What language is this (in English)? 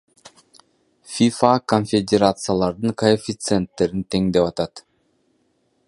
Kyrgyz